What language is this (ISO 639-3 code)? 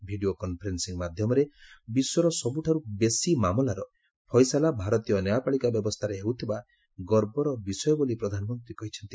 ori